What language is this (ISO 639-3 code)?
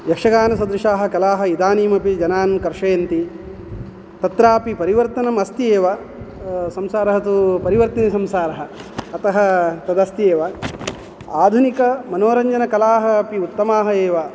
san